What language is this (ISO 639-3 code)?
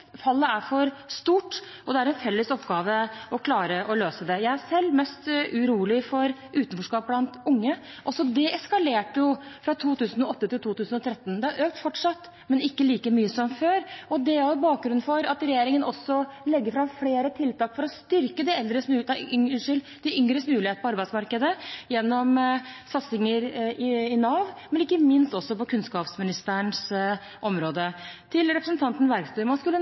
nob